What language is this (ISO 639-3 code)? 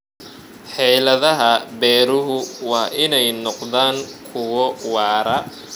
som